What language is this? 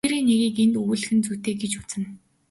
Mongolian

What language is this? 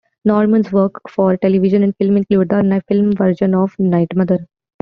English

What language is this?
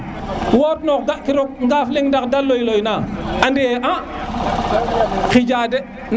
Serer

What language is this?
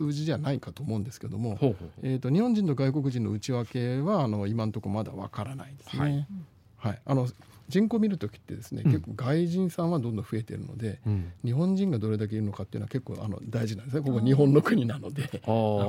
Japanese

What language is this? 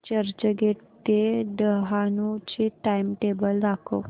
Marathi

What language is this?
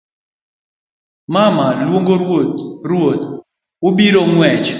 Luo (Kenya and Tanzania)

